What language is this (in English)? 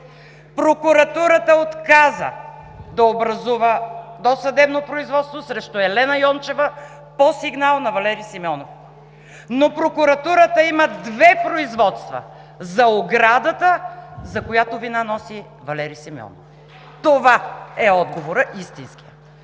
Bulgarian